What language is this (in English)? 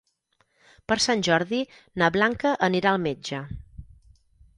Catalan